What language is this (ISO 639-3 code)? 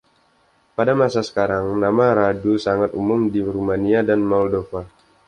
ind